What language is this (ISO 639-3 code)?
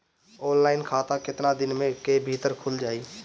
bho